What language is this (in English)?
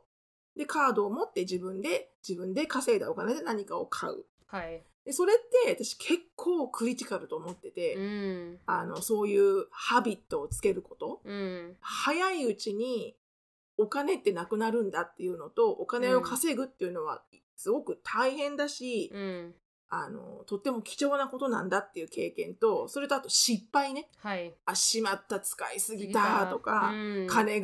Japanese